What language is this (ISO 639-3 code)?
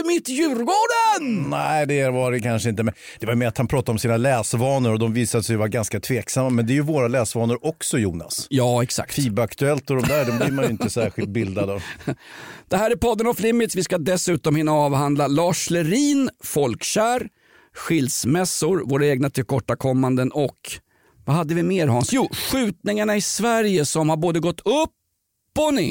swe